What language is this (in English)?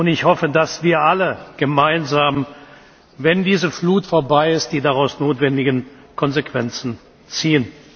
German